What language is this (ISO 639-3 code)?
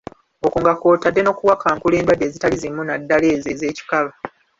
lug